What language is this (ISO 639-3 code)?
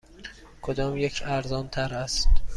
fas